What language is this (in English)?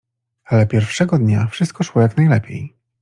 Polish